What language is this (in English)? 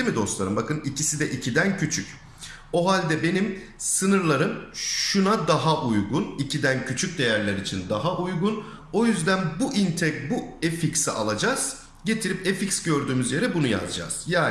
Turkish